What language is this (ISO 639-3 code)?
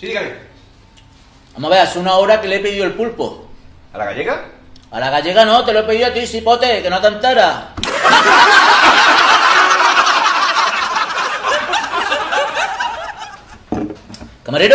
spa